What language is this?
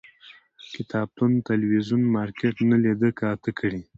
Pashto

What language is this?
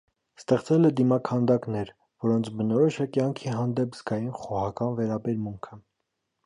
Armenian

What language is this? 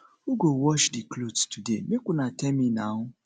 Nigerian Pidgin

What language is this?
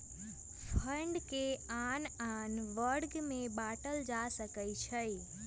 Magahi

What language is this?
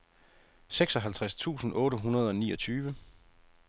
Danish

